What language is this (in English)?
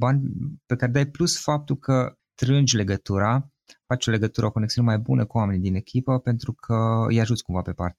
Romanian